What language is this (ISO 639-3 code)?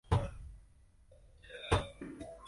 zho